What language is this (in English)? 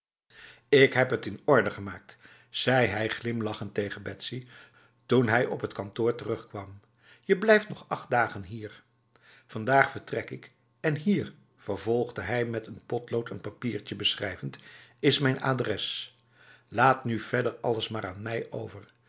Dutch